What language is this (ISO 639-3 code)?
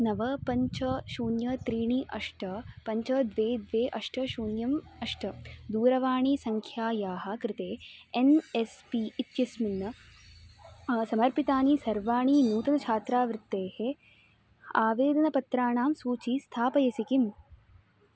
san